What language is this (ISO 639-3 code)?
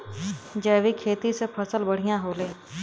bho